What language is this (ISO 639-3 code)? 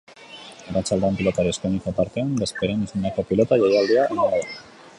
eus